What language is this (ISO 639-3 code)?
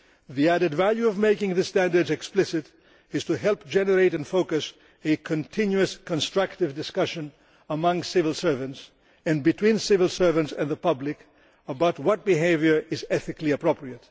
eng